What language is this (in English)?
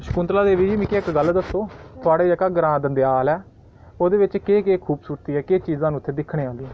Dogri